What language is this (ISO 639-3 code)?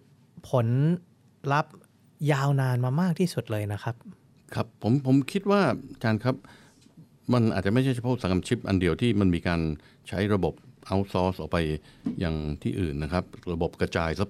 tha